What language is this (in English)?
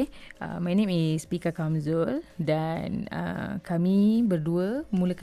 Malay